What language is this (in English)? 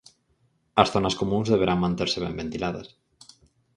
Galician